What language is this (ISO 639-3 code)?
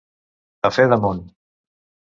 cat